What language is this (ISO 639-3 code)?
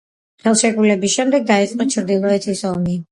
kat